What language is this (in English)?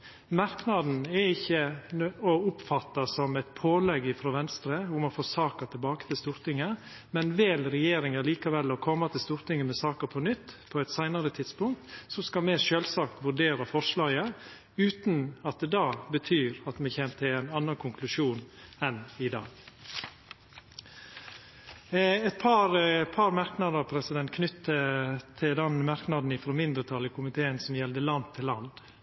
Norwegian Nynorsk